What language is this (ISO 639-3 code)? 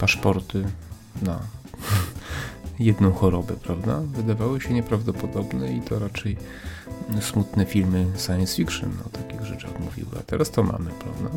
pol